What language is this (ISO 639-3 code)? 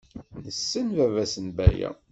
kab